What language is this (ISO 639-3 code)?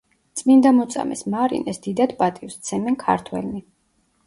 kat